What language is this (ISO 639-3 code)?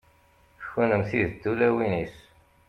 kab